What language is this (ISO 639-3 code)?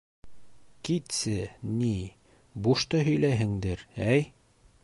bak